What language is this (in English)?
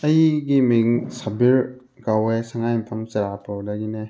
Manipuri